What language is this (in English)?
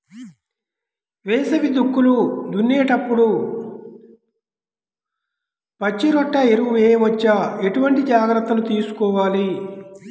Telugu